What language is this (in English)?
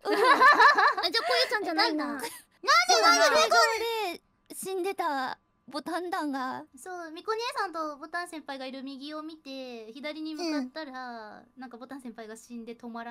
Japanese